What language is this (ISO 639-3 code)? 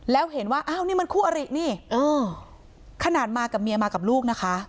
tha